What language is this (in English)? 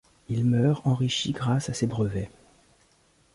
French